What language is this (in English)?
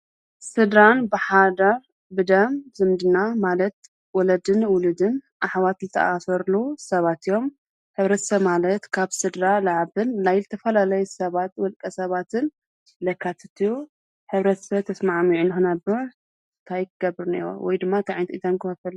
Tigrinya